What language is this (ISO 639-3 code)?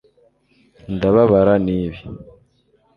kin